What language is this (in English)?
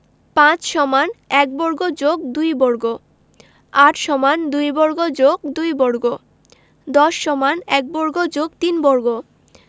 Bangla